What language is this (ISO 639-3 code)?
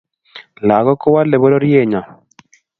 kln